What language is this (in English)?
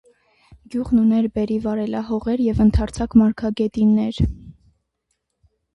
Armenian